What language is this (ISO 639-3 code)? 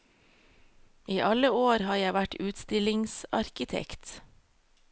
nor